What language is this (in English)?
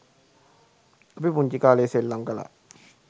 Sinhala